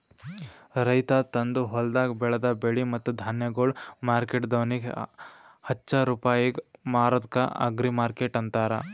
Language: Kannada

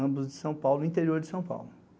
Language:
Portuguese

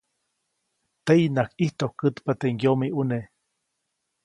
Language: Copainalá Zoque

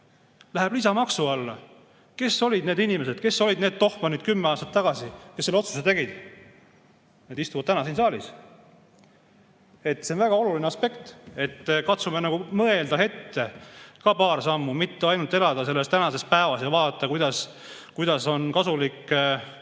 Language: Estonian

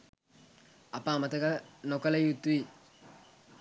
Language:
Sinhala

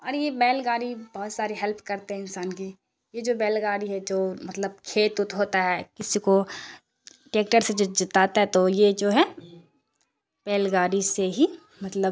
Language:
Urdu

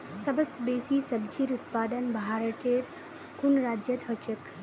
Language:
Magahi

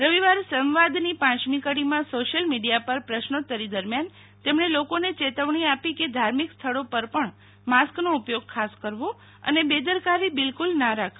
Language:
Gujarati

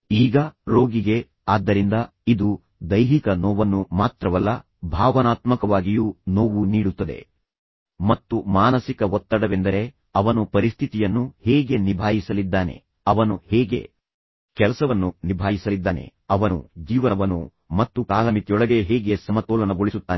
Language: Kannada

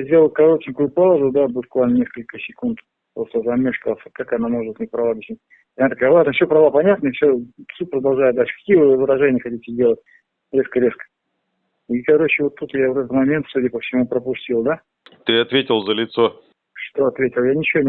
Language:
Russian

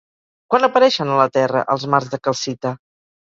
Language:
Catalan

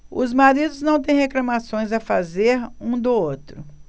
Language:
Portuguese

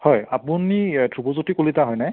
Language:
Assamese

